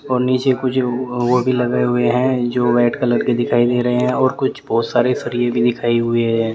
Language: Hindi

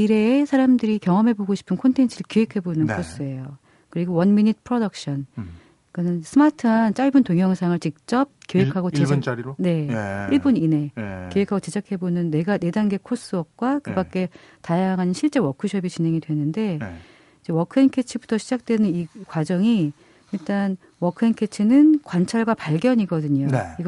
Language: Korean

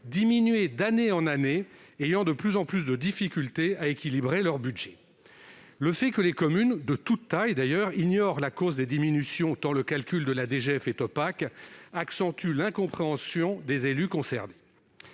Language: French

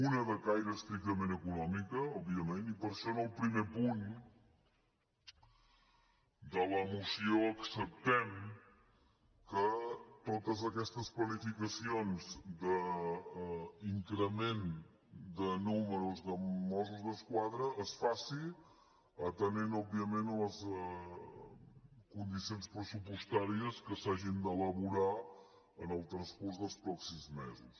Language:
Catalan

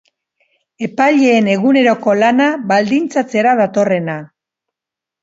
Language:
Basque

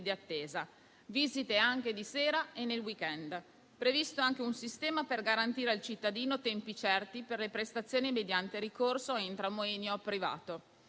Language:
Italian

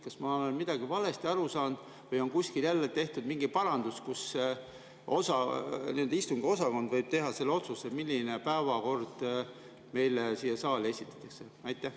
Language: Estonian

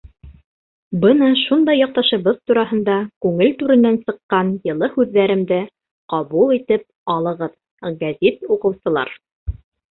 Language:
Bashkir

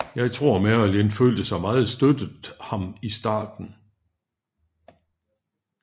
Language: Danish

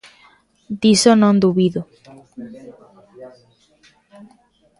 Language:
Galician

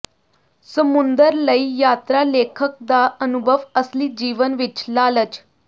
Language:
Punjabi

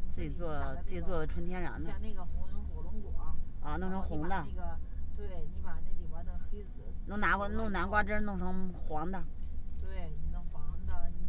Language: Chinese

